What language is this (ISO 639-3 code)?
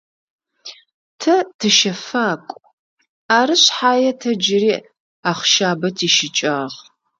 ady